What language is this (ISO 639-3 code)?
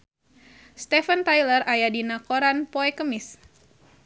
sun